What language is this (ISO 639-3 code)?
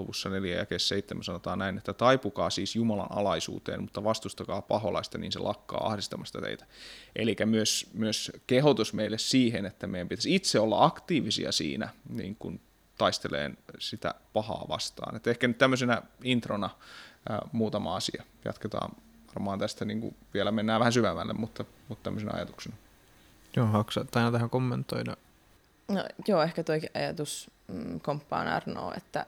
fin